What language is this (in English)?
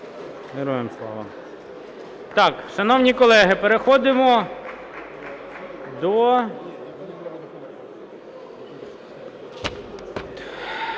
Ukrainian